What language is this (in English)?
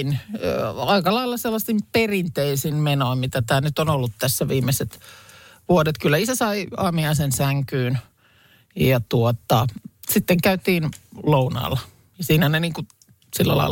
Finnish